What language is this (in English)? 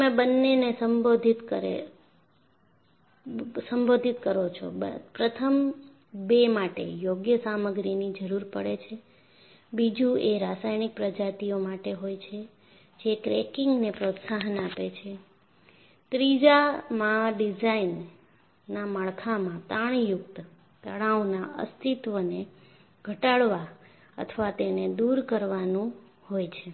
Gujarati